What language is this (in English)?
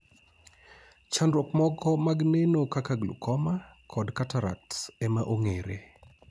Luo (Kenya and Tanzania)